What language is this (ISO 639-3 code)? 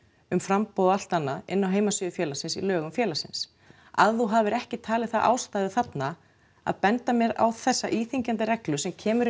isl